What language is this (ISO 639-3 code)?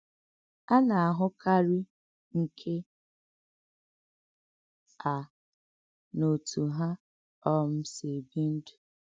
ibo